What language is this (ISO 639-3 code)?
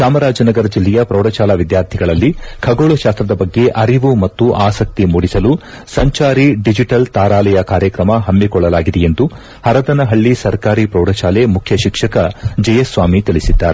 kan